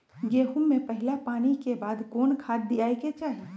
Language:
Magahi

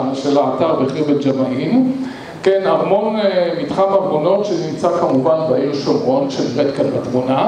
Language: Hebrew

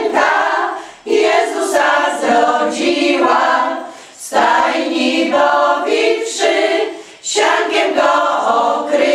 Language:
Polish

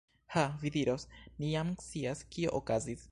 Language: Esperanto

